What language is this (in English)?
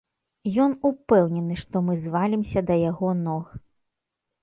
Belarusian